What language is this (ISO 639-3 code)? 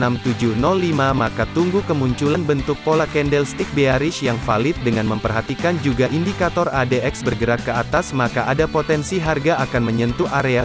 ind